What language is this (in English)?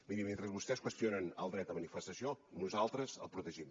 Catalan